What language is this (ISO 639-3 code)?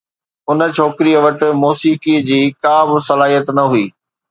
snd